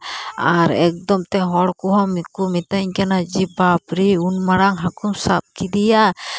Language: Santali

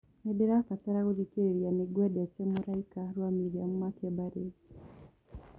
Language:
Kikuyu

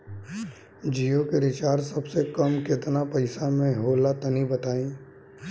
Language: Bhojpuri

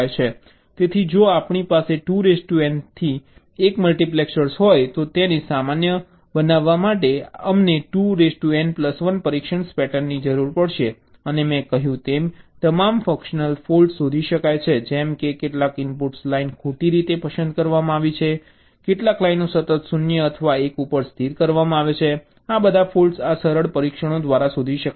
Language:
Gujarati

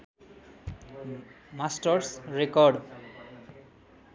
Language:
Nepali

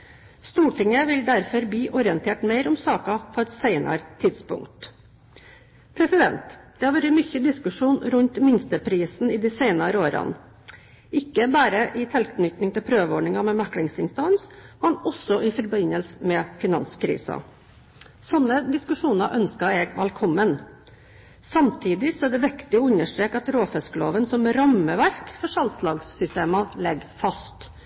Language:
Norwegian Bokmål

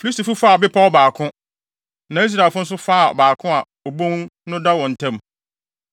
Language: Akan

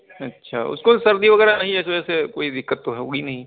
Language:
Urdu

